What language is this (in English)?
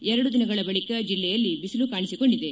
Kannada